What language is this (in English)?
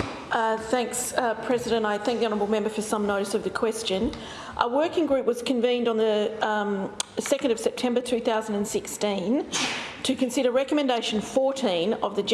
English